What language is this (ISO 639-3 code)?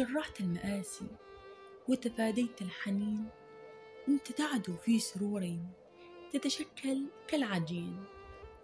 ara